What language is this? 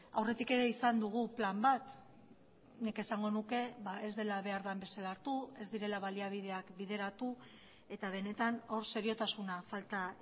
Basque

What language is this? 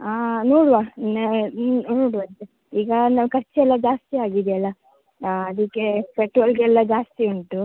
Kannada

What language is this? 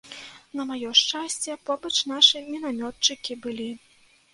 Belarusian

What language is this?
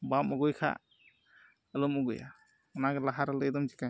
Santali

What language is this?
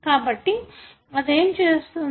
Telugu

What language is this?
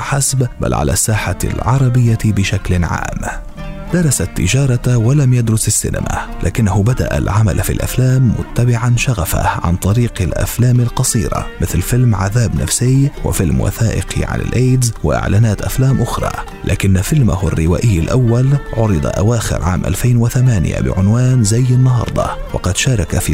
Arabic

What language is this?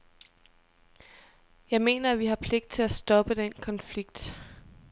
Danish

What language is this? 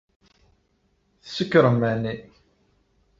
Kabyle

